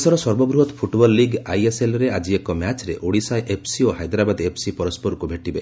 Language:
Odia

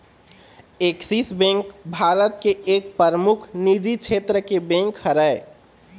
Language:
Chhattisgarhi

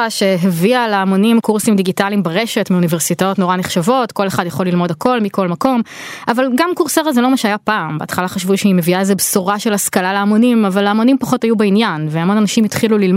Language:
Hebrew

